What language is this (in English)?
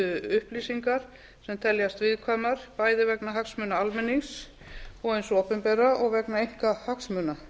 Icelandic